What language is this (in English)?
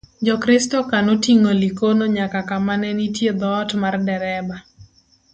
Luo (Kenya and Tanzania)